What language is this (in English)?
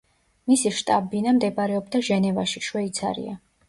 Georgian